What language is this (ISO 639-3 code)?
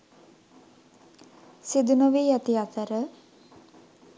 sin